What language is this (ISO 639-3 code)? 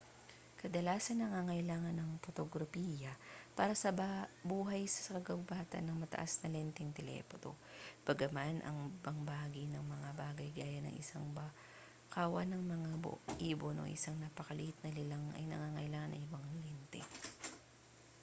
fil